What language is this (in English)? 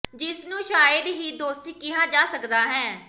Punjabi